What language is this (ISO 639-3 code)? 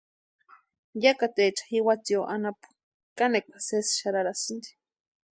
pua